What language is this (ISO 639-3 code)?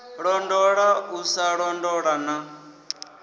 ven